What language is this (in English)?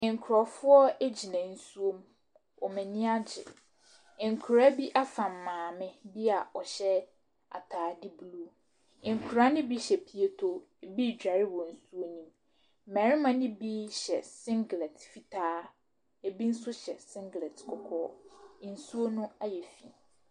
Akan